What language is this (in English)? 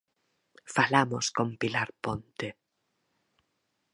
Galician